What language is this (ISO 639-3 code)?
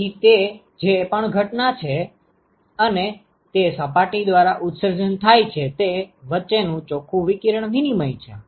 guj